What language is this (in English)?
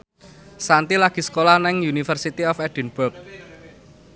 Javanese